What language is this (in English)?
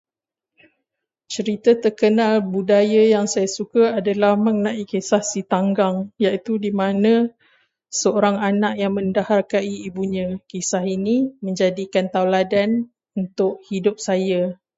Malay